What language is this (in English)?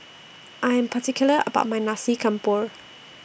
English